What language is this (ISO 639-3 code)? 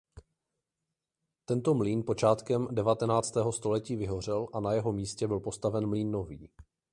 ces